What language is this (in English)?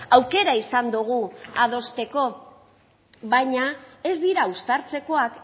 Basque